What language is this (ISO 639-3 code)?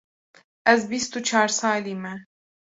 kur